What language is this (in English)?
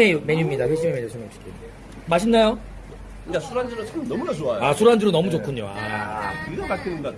Korean